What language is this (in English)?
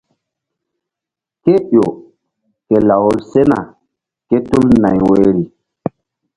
Mbum